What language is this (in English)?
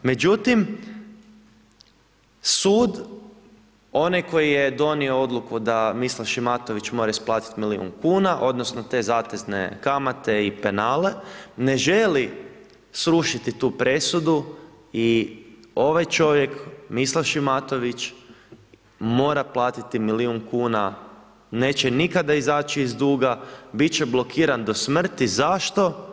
Croatian